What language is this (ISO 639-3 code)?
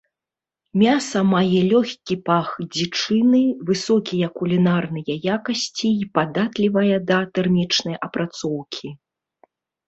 bel